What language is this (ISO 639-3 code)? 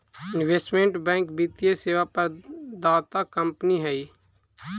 mag